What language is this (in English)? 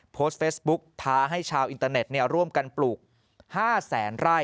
Thai